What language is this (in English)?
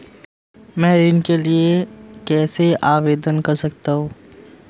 Hindi